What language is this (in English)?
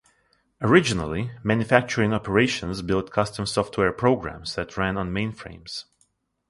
English